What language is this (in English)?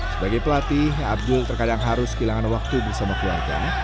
Indonesian